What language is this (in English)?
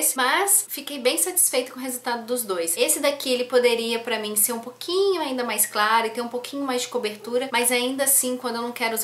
Portuguese